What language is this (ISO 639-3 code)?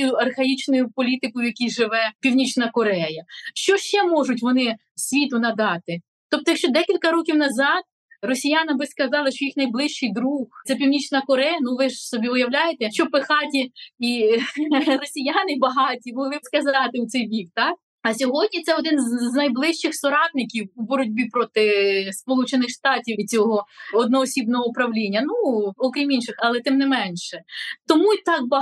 ukr